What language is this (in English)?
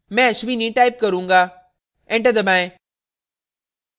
Hindi